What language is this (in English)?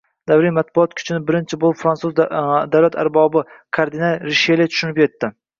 Uzbek